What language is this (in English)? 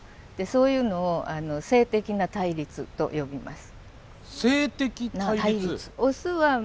Japanese